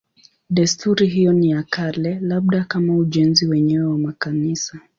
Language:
Swahili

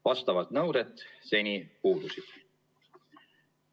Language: Estonian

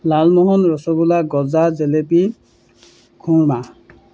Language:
Assamese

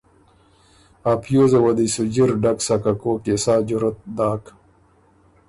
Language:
Ormuri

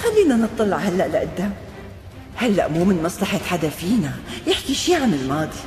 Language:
Arabic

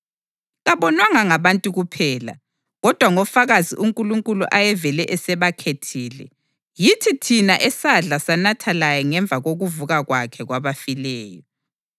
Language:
North Ndebele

